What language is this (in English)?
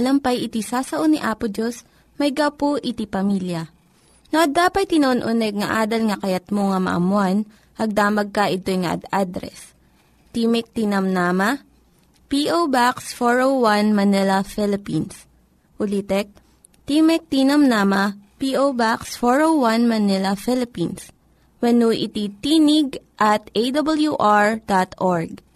Filipino